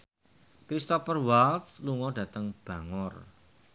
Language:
Javanese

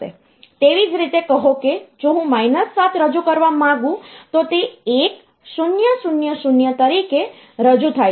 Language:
Gujarati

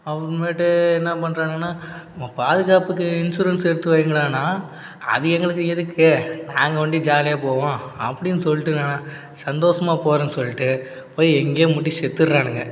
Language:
Tamil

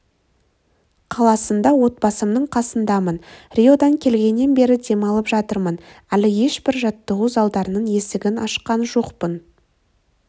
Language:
Kazakh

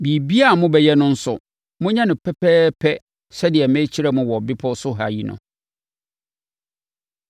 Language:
Akan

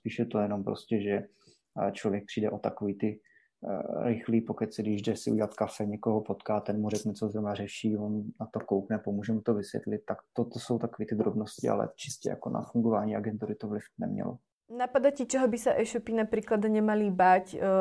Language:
Czech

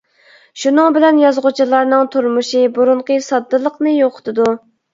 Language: Uyghur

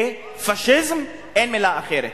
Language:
Hebrew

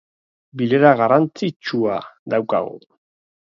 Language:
Basque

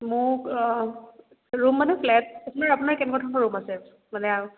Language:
Assamese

